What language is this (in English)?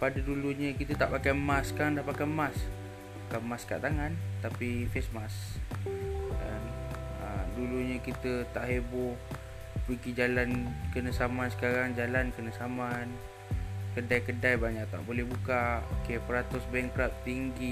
Malay